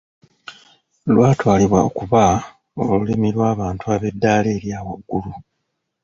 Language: Ganda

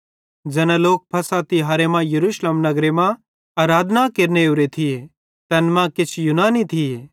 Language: Bhadrawahi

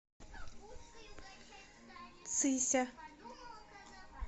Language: Russian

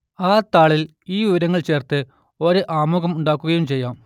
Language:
Malayalam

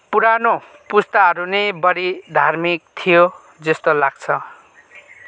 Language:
Nepali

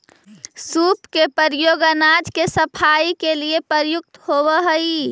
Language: Magahi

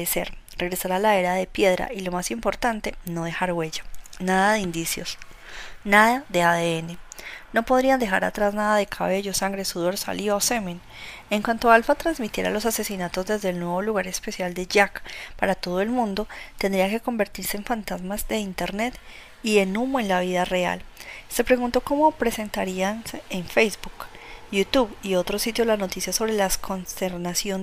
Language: Spanish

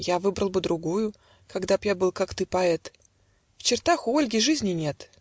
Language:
Russian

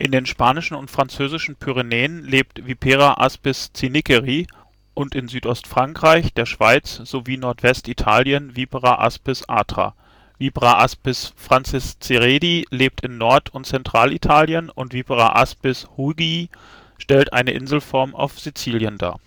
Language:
German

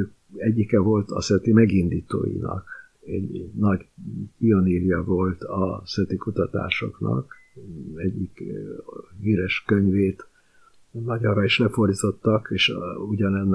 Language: Hungarian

